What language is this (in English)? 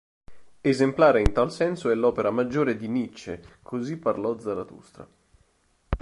Italian